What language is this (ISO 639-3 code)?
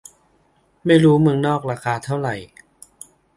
tha